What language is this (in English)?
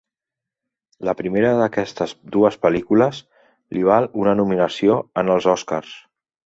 Catalan